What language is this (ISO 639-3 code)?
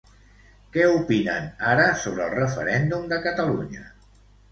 cat